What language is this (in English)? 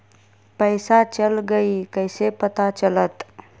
Magahi